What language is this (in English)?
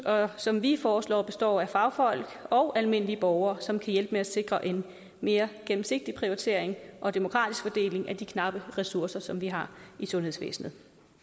Danish